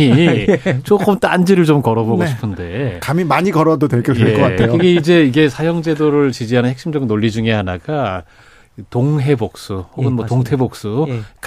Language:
Korean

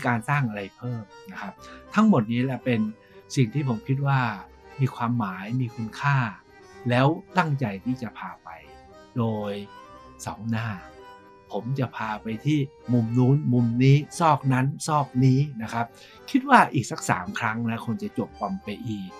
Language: Thai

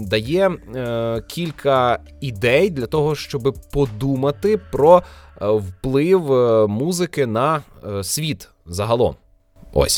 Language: Ukrainian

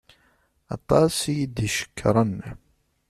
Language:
Kabyle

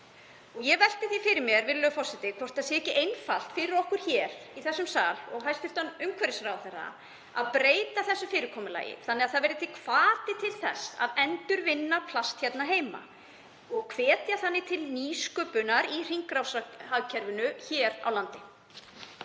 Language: Icelandic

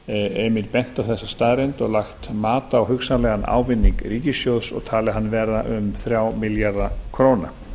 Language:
Icelandic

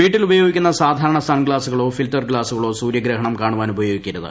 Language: Malayalam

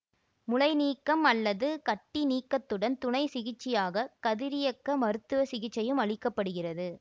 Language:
Tamil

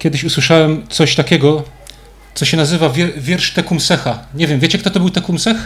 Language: Polish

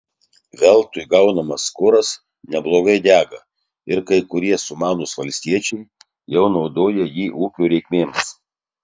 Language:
Lithuanian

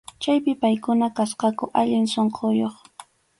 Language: Arequipa-La Unión Quechua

